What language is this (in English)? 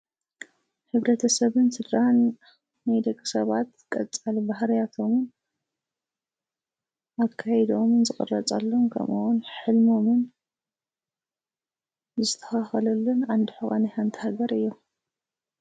Tigrinya